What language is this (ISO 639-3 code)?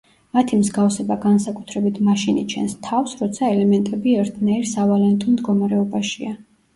kat